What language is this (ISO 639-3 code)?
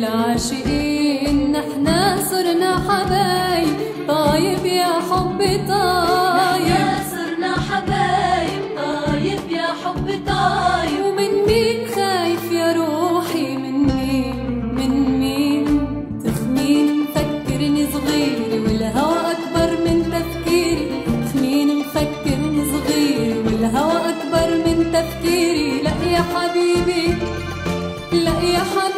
ara